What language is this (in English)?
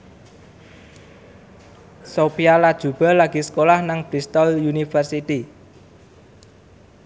Javanese